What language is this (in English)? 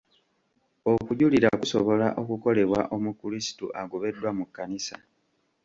Ganda